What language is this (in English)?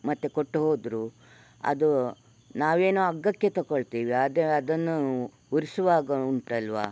Kannada